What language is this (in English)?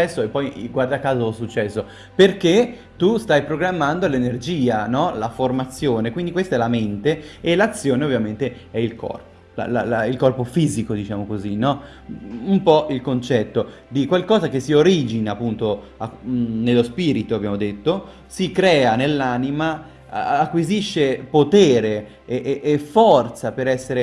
Italian